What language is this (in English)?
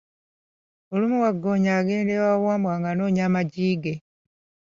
Ganda